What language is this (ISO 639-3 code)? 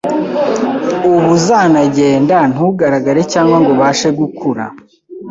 kin